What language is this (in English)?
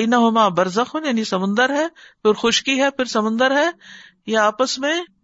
Urdu